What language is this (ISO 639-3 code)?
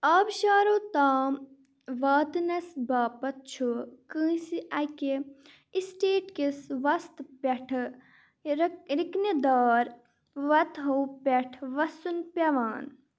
kas